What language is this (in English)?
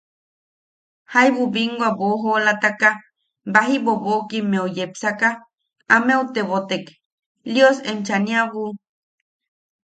Yaqui